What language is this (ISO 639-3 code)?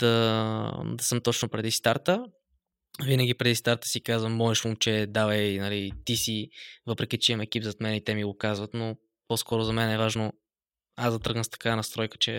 bul